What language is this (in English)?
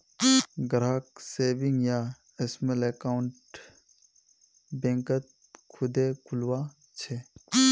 Magahi